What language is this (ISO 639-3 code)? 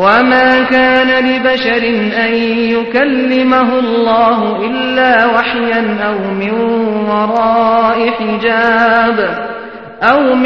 mal